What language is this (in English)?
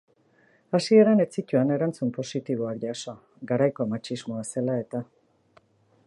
Basque